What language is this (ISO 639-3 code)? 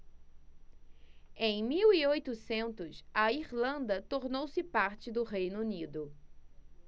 por